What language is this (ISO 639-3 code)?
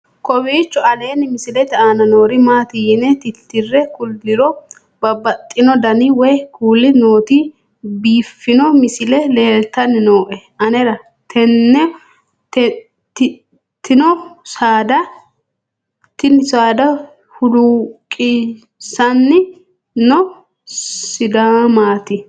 sid